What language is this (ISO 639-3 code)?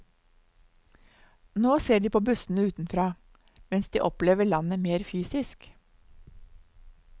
nor